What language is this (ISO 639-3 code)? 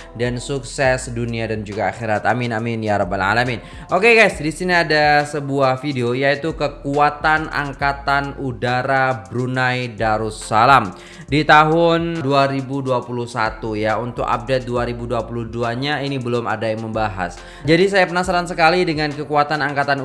ind